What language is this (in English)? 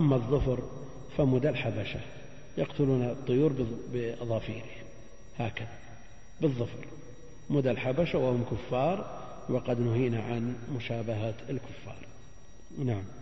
Arabic